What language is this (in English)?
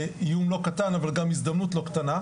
Hebrew